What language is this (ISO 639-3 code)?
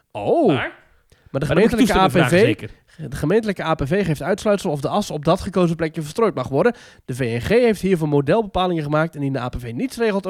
nld